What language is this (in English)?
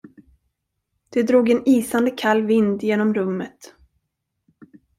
Swedish